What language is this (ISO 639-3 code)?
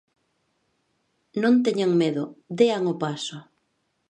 glg